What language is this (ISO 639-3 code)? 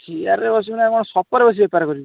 ori